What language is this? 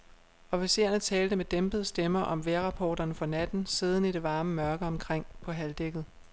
Danish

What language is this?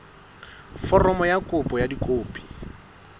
Southern Sotho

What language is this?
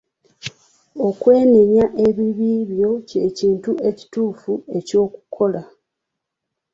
Ganda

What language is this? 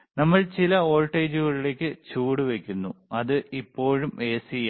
Malayalam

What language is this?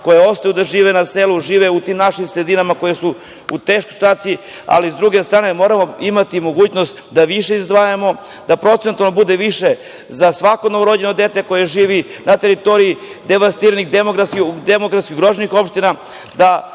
Serbian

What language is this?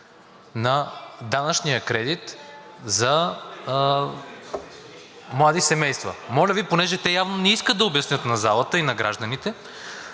Bulgarian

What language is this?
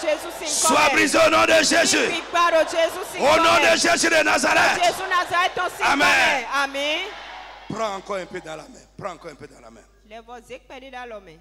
French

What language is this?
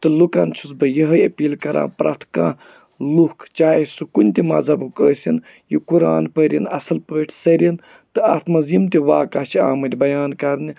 Kashmiri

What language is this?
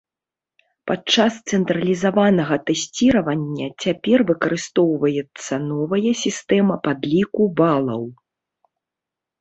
Belarusian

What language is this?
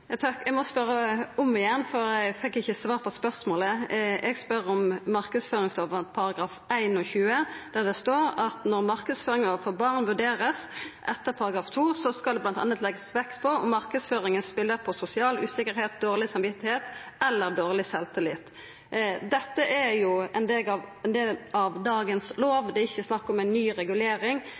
Norwegian Nynorsk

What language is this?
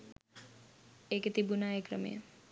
Sinhala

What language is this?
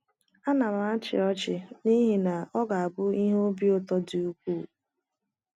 Igbo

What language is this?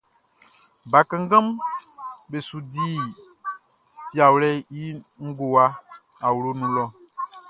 Baoulé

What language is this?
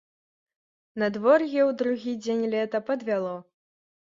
Belarusian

